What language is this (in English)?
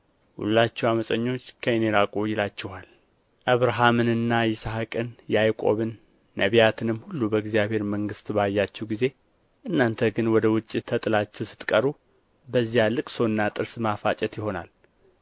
Amharic